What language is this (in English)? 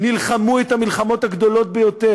Hebrew